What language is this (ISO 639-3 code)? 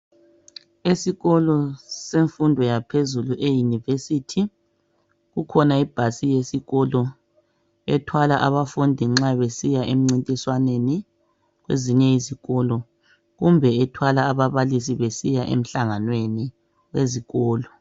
nde